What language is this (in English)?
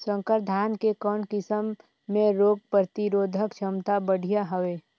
Chhattisgarhi